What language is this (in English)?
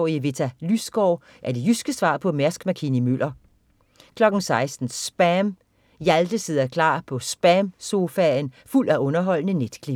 Danish